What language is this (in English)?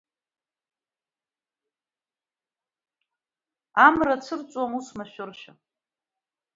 Abkhazian